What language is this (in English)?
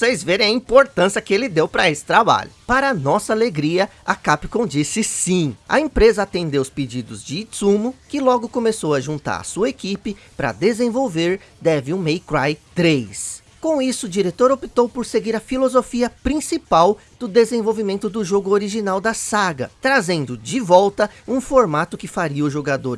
Portuguese